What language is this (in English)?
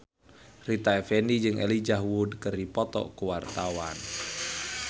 Sundanese